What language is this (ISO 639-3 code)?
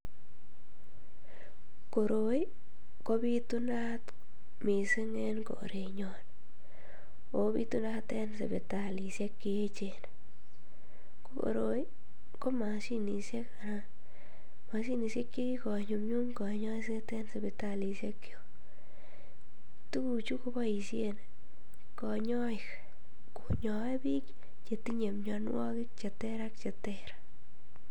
kln